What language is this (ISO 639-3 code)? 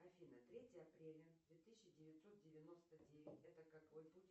rus